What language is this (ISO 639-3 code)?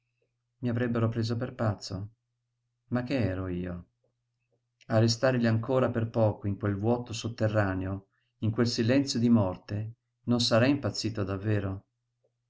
ita